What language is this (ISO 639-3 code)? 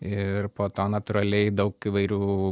lit